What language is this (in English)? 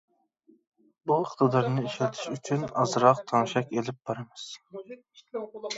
Uyghur